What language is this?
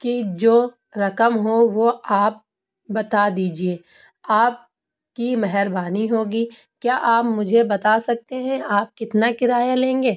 Urdu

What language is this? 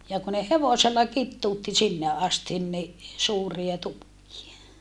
Finnish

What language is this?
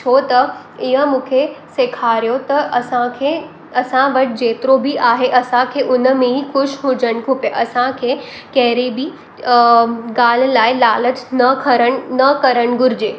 Sindhi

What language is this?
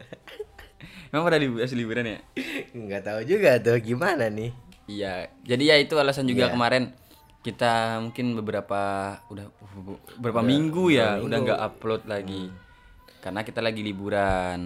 Indonesian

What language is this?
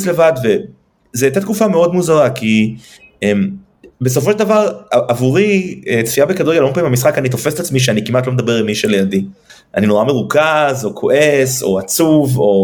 Hebrew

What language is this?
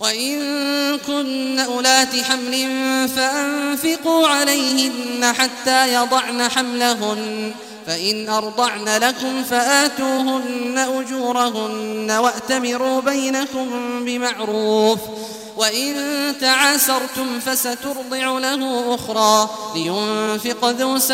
Arabic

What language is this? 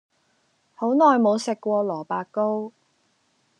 Cantonese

